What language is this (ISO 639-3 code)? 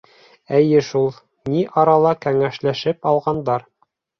bak